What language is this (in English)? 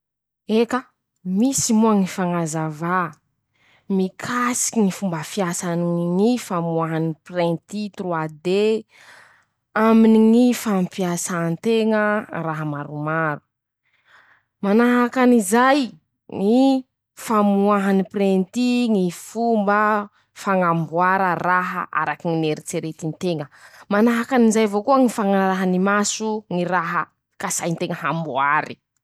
Masikoro Malagasy